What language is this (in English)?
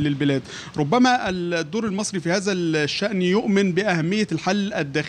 Arabic